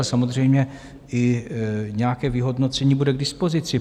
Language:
Czech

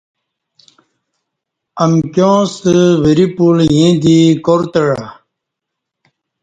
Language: Kati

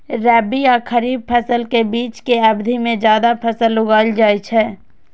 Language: Maithili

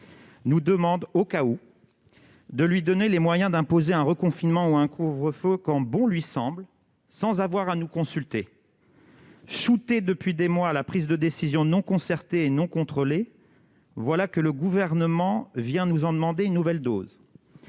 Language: French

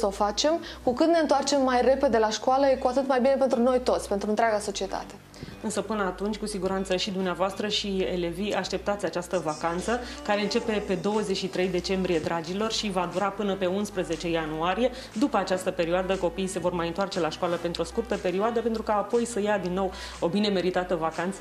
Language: Romanian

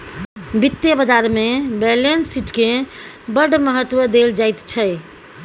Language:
Maithili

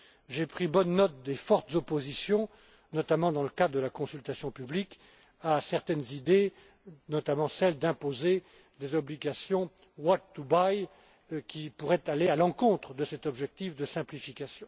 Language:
French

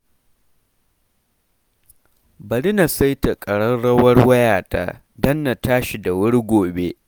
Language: Hausa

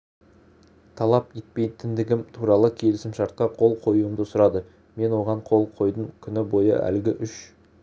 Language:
Kazakh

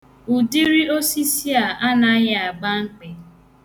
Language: Igbo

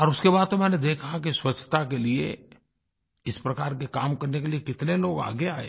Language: Hindi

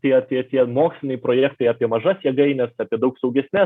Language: Lithuanian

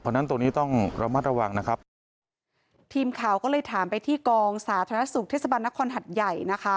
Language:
Thai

